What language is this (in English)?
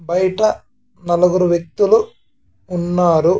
Telugu